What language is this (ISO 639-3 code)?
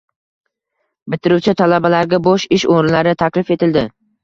uzb